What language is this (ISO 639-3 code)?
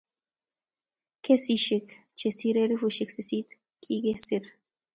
kln